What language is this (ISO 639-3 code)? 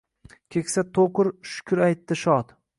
uzb